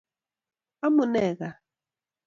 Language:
Kalenjin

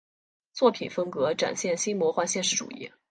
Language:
Chinese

